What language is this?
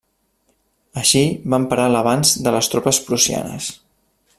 Catalan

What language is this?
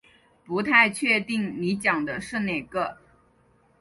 Chinese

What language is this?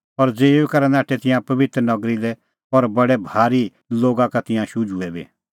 Kullu Pahari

